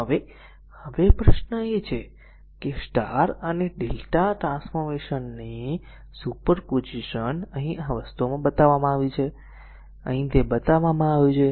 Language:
Gujarati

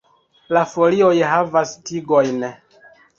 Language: Esperanto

